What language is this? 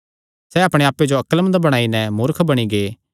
Kangri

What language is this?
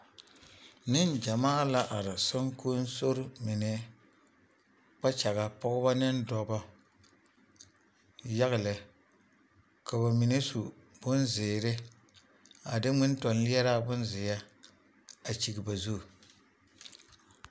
Southern Dagaare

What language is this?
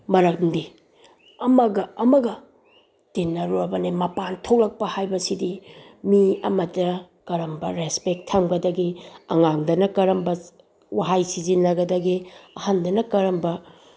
Manipuri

